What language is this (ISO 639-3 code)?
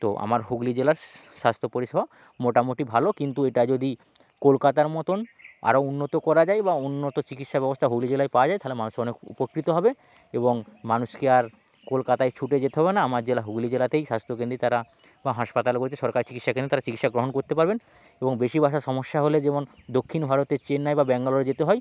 ben